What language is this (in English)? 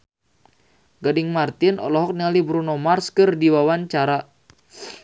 Sundanese